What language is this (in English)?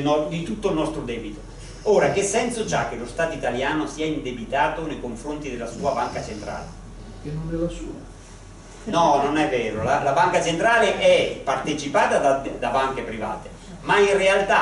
Italian